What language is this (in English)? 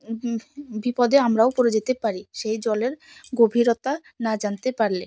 Bangla